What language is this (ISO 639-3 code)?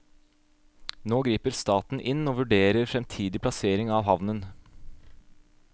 nor